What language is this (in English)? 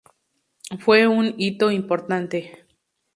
Spanish